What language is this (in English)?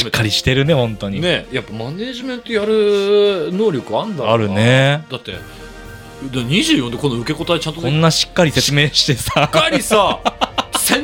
Japanese